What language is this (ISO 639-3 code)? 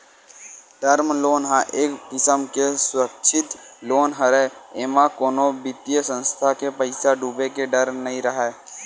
hne